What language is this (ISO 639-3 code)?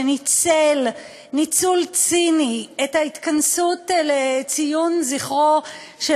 heb